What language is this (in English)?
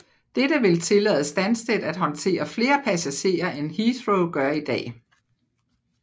Danish